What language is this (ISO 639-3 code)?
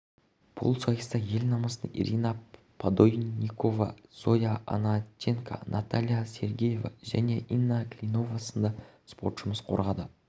kaz